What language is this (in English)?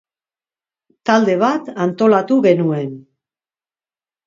Basque